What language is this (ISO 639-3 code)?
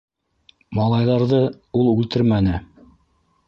bak